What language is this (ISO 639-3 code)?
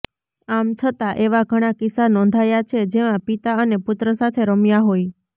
guj